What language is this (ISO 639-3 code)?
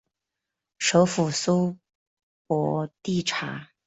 zho